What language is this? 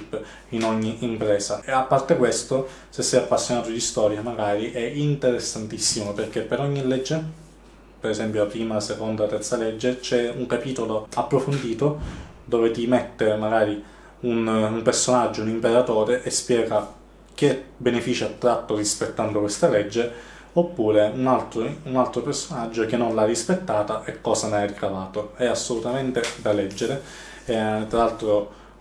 Italian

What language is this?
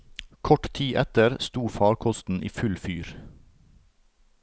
Norwegian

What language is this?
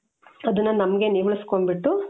Kannada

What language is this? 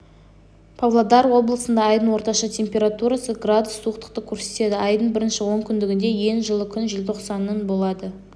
Kazakh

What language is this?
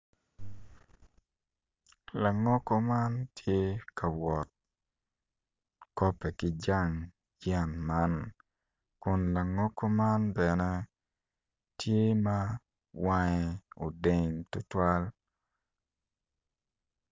Acoli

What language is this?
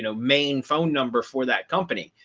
English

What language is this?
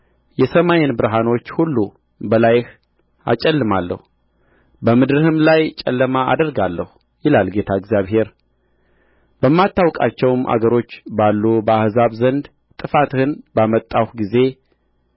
Amharic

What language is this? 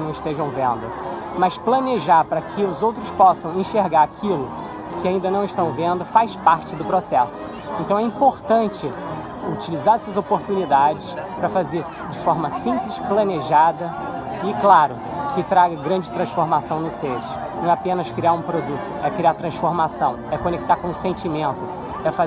Portuguese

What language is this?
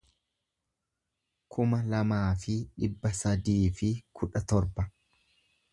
Oromo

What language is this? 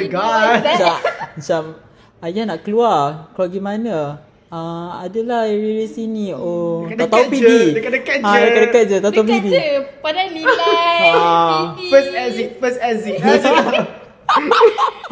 Malay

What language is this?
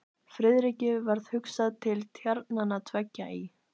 Icelandic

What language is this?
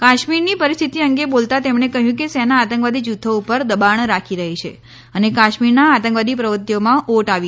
Gujarati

